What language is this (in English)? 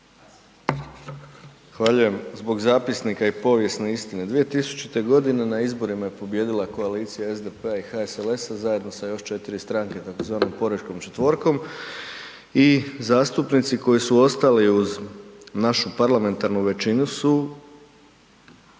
Croatian